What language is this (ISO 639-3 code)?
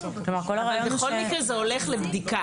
heb